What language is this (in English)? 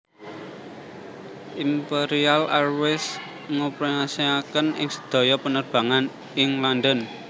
Javanese